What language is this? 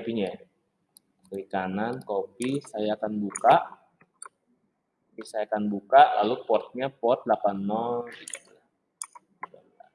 Indonesian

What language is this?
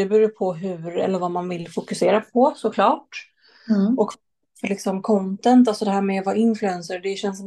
Swedish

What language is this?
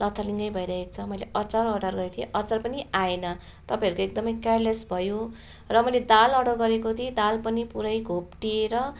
Nepali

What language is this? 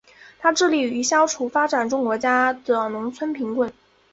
Chinese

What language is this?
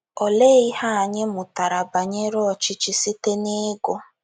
Igbo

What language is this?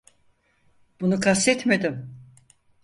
Turkish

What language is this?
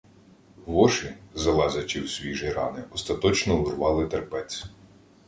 Ukrainian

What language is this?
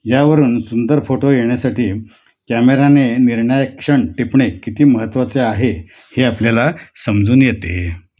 Marathi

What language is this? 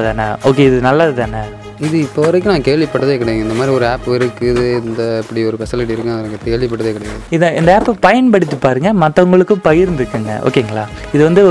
Tamil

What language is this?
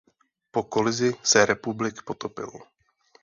Czech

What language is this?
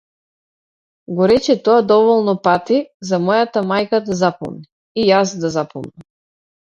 Macedonian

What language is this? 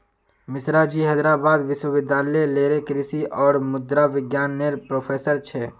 Magahi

